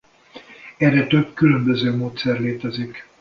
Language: Hungarian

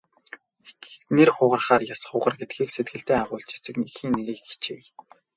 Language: Mongolian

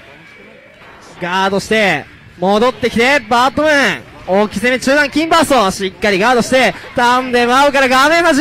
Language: Japanese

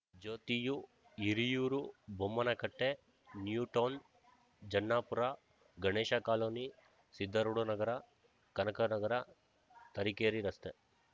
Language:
Kannada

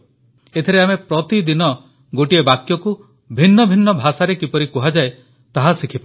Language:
Odia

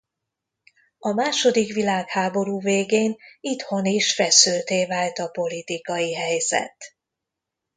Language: Hungarian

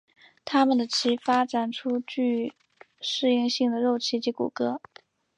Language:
Chinese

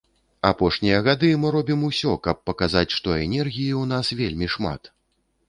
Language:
Belarusian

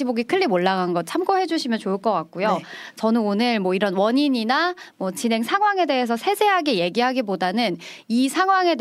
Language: Korean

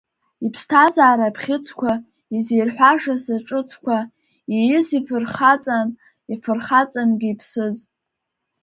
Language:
Abkhazian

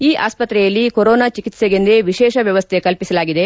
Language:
Kannada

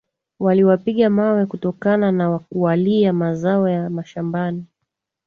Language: Swahili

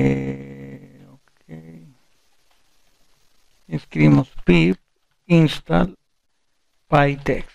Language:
Spanish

